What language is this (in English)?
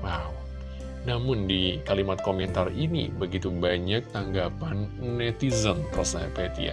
Indonesian